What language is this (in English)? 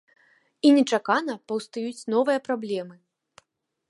Belarusian